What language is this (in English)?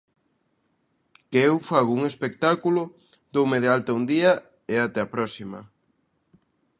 Galician